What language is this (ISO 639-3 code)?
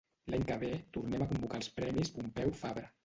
cat